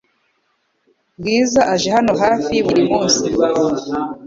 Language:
Kinyarwanda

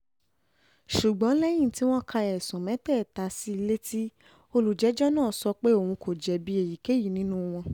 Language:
Yoruba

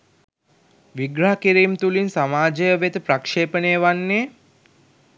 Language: Sinhala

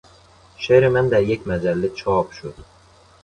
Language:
Persian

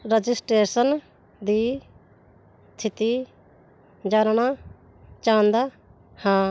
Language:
Punjabi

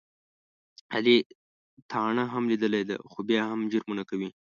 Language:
Pashto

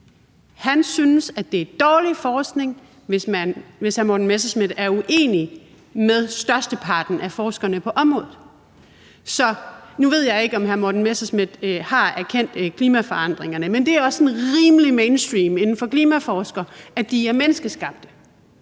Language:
Danish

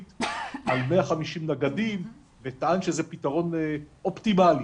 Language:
Hebrew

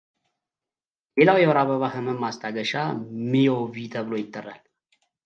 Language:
Amharic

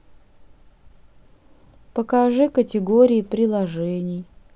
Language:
Russian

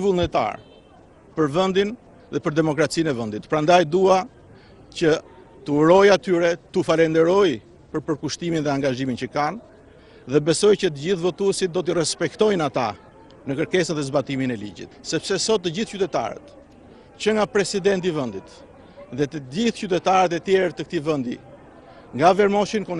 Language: Vietnamese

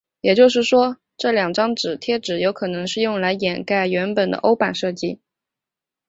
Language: Chinese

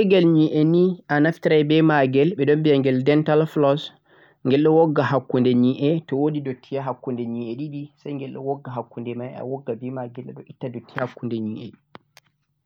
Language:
Central-Eastern Niger Fulfulde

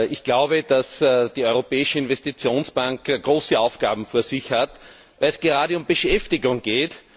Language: German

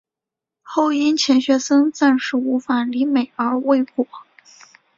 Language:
Chinese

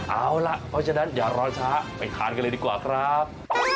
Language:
Thai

